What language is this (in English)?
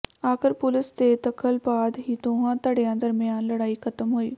Punjabi